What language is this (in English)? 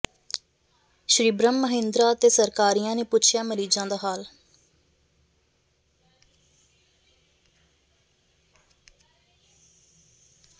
Punjabi